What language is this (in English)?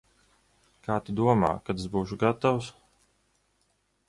Latvian